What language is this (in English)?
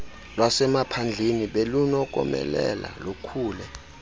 Xhosa